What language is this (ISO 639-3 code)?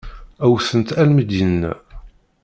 kab